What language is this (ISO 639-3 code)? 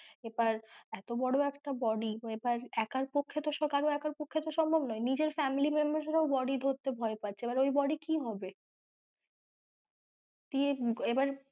ben